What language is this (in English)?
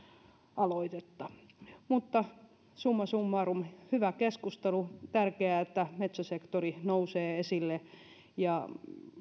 Finnish